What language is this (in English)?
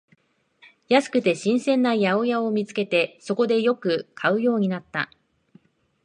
Japanese